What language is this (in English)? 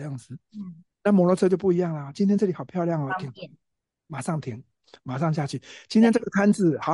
Chinese